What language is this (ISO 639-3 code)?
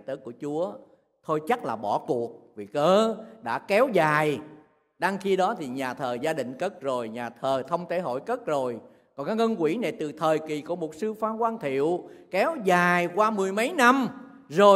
vie